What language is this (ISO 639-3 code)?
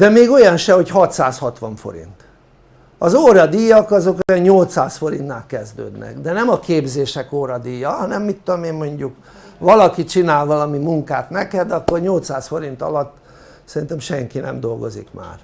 hun